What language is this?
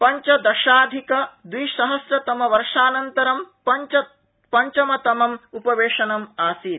Sanskrit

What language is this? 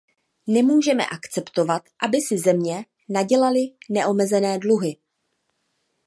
Czech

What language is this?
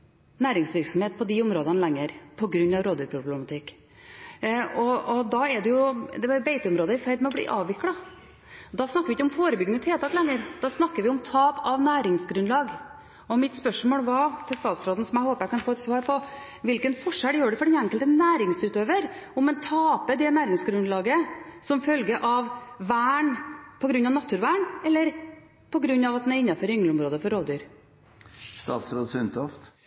Norwegian Bokmål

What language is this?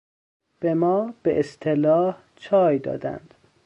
Persian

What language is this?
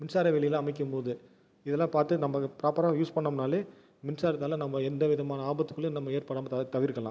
Tamil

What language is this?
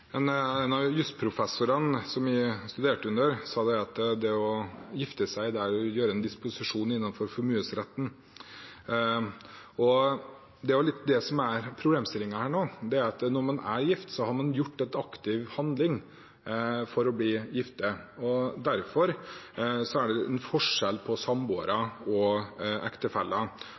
Norwegian Bokmål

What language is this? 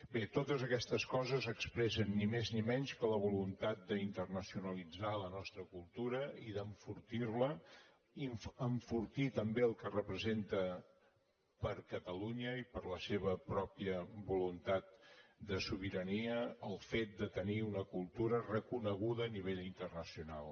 Catalan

